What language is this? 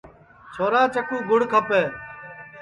Sansi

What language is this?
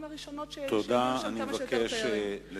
Hebrew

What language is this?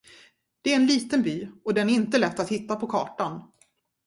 Swedish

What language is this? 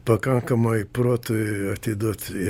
Lithuanian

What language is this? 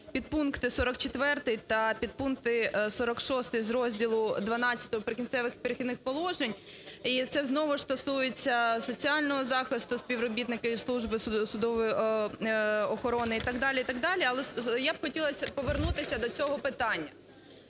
Ukrainian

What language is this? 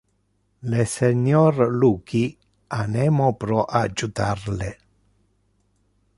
Interlingua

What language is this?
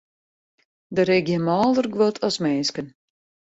Western Frisian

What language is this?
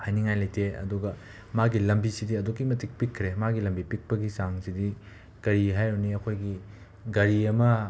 Manipuri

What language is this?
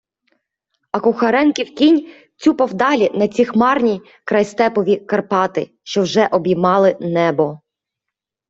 Ukrainian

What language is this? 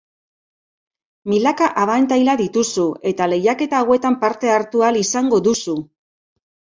Basque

